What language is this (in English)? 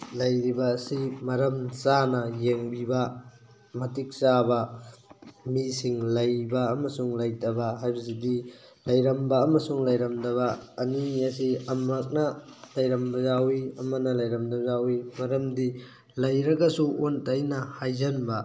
Manipuri